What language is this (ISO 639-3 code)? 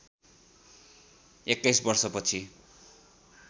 nep